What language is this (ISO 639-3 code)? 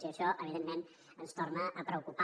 cat